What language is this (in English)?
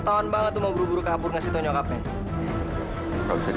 Indonesian